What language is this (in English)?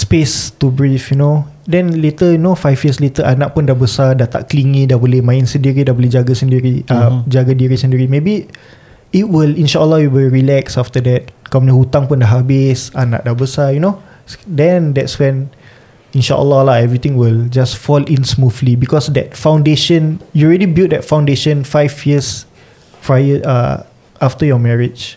Malay